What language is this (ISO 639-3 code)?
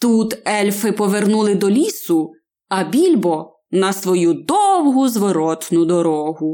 ukr